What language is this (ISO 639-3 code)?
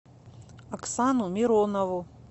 rus